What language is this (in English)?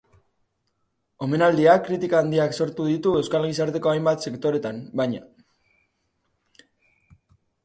Basque